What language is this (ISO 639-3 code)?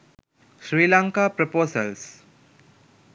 sin